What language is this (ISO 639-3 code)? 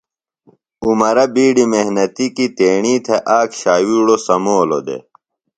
phl